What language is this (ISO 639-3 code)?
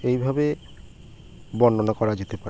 ben